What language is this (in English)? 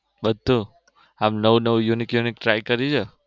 Gujarati